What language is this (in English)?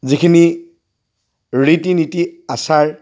Assamese